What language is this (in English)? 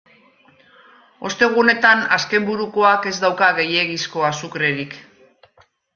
Basque